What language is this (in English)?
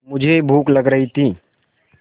Hindi